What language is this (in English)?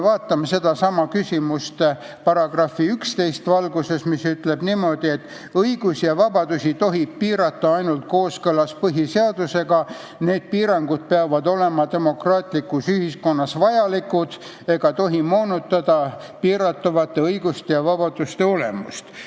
Estonian